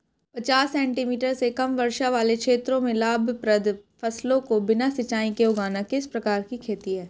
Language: Hindi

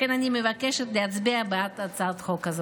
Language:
Hebrew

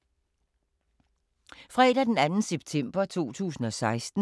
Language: Danish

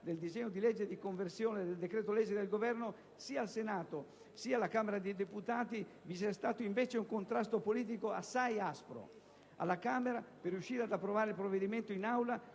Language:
Italian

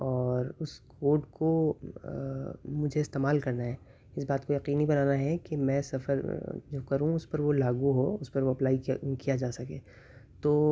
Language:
Urdu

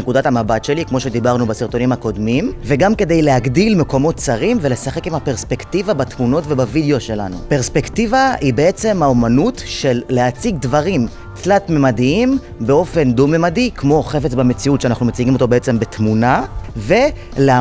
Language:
Hebrew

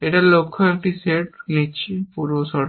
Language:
Bangla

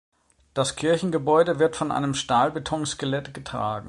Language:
German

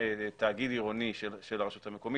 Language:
Hebrew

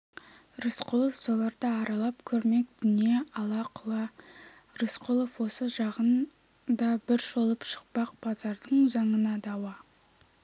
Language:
Kazakh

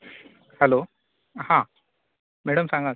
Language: Konkani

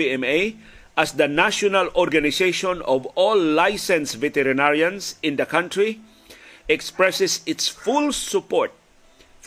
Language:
Filipino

